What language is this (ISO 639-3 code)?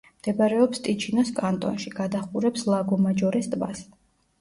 kat